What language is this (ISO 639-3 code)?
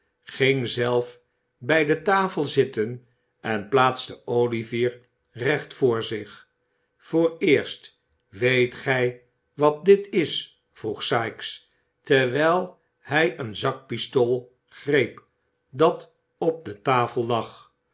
nld